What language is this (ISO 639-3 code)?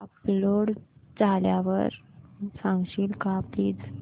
mar